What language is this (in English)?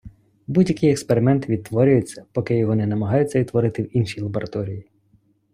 Ukrainian